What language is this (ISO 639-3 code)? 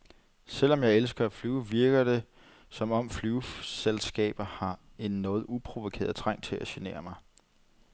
dan